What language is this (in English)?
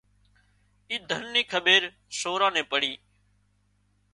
Wadiyara Koli